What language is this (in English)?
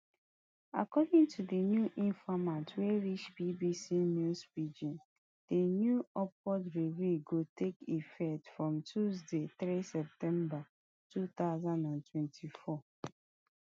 Nigerian Pidgin